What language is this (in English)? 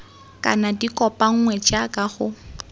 Tswana